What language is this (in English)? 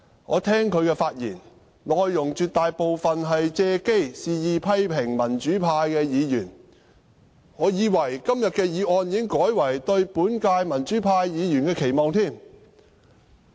Cantonese